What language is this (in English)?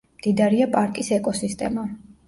Georgian